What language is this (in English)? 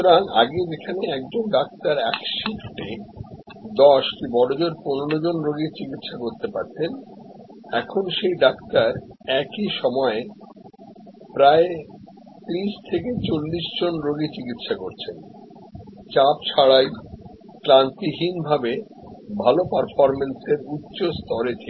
Bangla